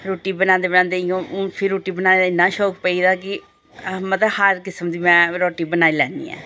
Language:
Dogri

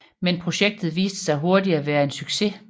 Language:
Danish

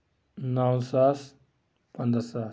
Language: Kashmiri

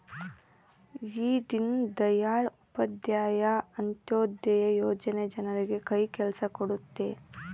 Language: Kannada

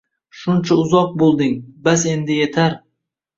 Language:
Uzbek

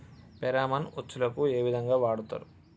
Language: Telugu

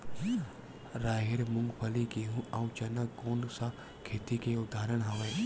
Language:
Chhattisgarhi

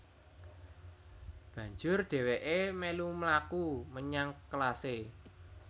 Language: Javanese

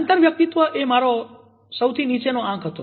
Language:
Gujarati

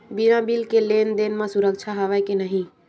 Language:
Chhattisgarhi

